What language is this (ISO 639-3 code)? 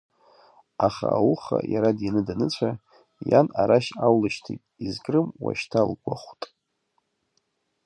abk